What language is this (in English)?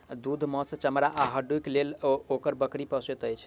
Maithili